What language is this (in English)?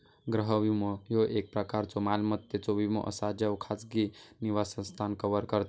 Marathi